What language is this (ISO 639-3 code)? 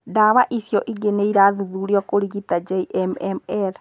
kik